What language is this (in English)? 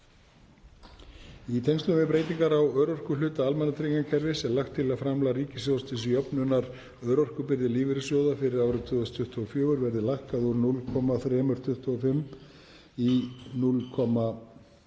Icelandic